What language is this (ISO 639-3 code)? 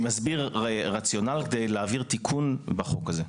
heb